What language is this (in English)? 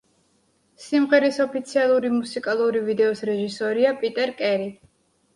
Georgian